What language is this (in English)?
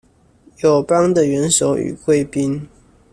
Chinese